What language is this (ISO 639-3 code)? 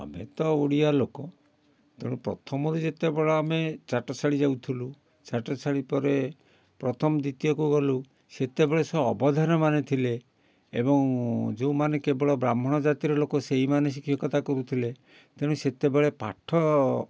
ori